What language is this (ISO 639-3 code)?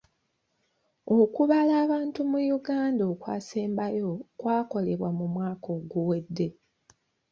lug